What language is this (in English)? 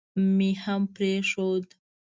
Pashto